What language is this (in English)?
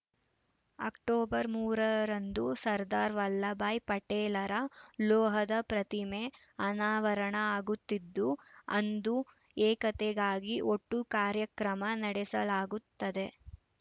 Kannada